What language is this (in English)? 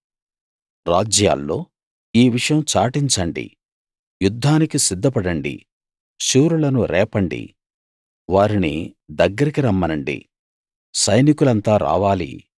Telugu